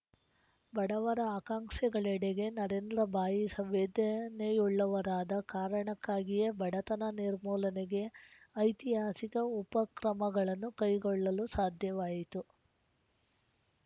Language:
Kannada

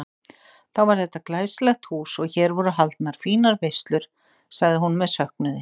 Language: Icelandic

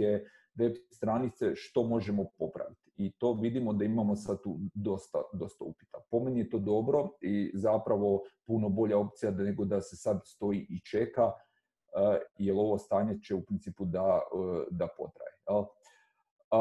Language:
Croatian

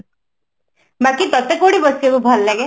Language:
Odia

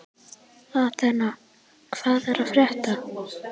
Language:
Icelandic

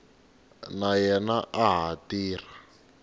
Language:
Tsonga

